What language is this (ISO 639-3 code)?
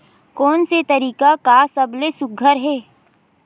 hne